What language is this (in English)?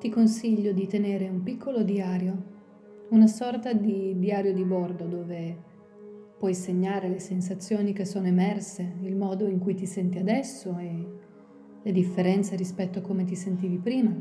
Italian